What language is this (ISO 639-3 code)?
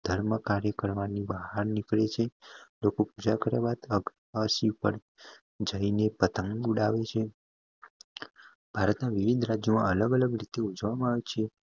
guj